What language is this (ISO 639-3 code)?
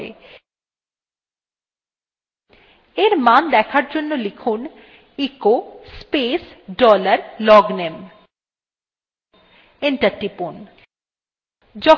ben